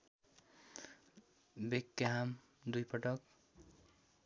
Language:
Nepali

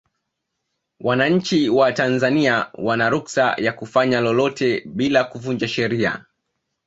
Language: Swahili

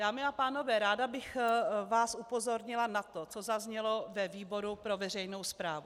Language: Czech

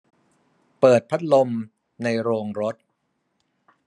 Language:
Thai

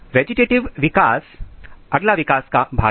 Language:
Hindi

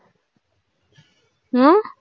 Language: Tamil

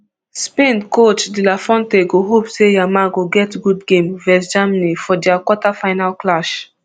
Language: Nigerian Pidgin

